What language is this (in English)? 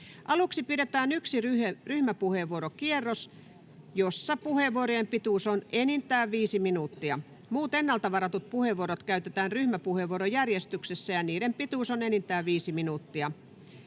Finnish